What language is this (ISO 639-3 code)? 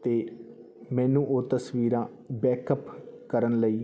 pan